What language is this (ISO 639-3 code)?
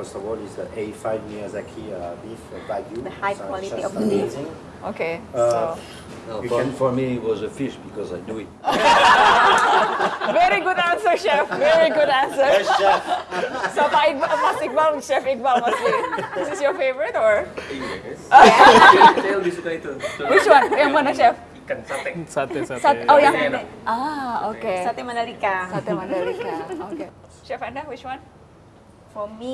ind